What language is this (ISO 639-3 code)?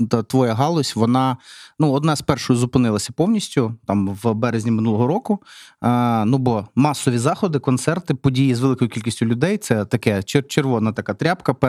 ukr